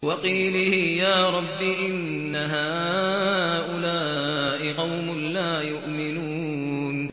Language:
Arabic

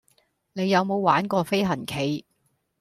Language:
Cantonese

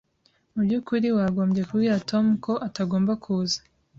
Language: Kinyarwanda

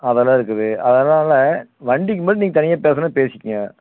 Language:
Tamil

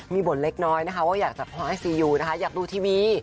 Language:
Thai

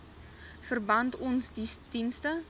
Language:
Afrikaans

